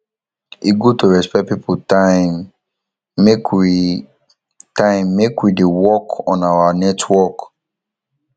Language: Nigerian Pidgin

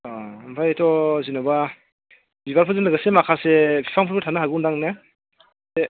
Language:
Bodo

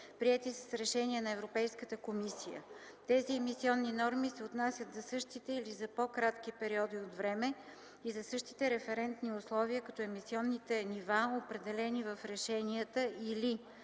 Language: Bulgarian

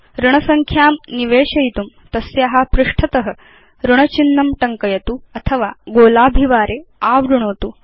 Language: Sanskrit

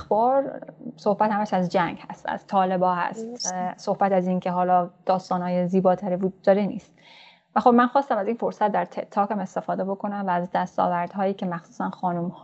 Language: Persian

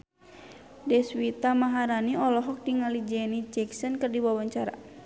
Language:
Sundanese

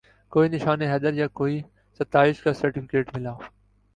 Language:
Urdu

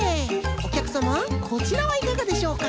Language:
Japanese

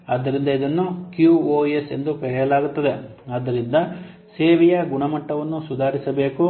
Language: Kannada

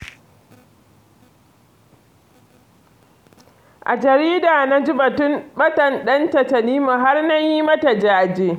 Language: Hausa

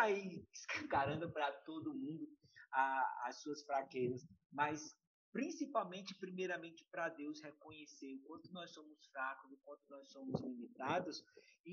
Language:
Portuguese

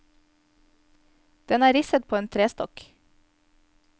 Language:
Norwegian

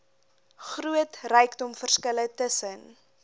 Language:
Afrikaans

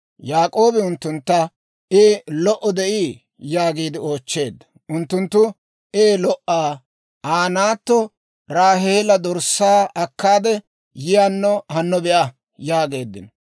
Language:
Dawro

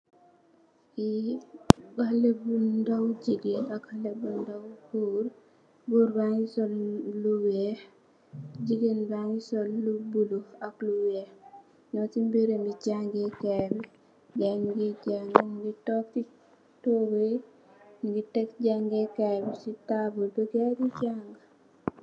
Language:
Wolof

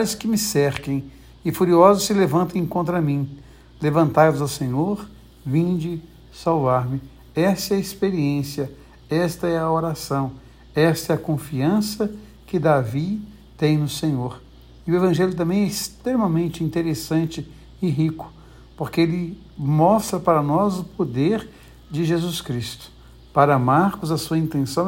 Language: Portuguese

